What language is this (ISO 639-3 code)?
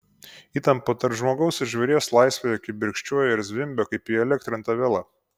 lit